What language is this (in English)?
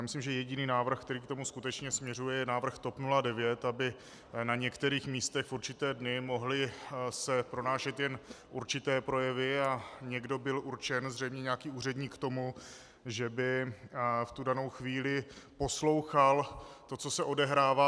Czech